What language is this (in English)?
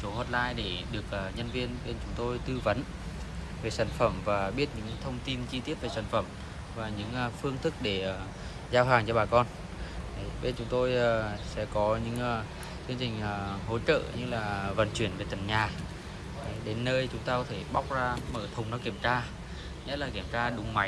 Vietnamese